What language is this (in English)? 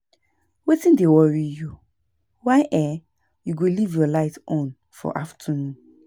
Nigerian Pidgin